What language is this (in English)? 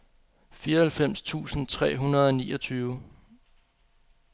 Danish